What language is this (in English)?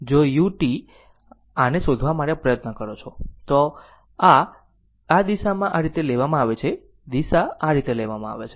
Gujarati